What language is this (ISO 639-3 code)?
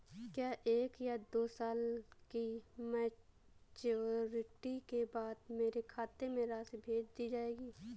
hin